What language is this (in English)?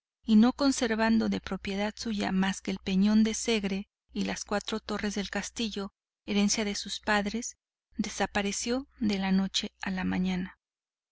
Spanish